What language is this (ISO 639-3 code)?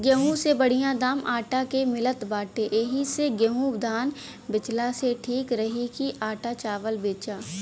bho